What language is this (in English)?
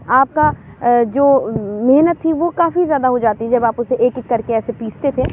Urdu